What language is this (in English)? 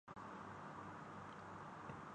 Urdu